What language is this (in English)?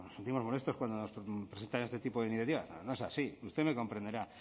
Spanish